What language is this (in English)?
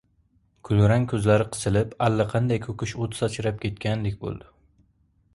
Uzbek